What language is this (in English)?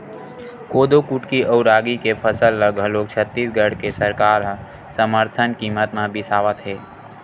Chhattisgarhi